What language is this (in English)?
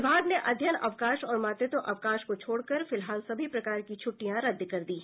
Hindi